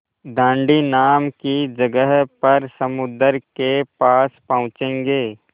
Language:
Hindi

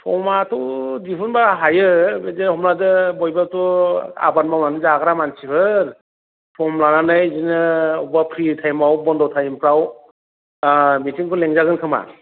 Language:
Bodo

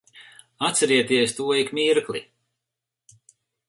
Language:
Latvian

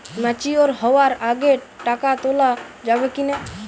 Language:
Bangla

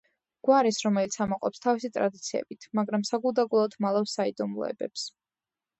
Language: Georgian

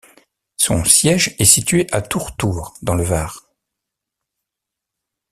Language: French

